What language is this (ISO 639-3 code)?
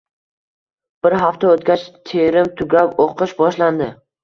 uzb